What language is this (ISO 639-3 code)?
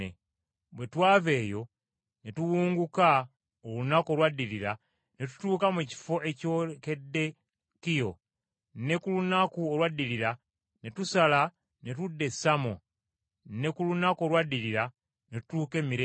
lug